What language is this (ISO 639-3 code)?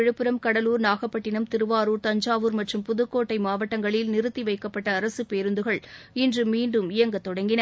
tam